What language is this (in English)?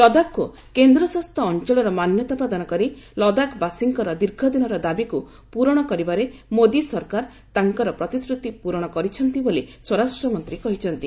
Odia